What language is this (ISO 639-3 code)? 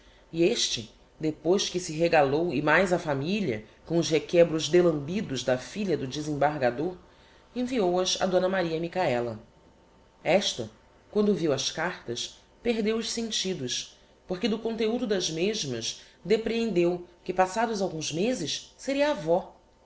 por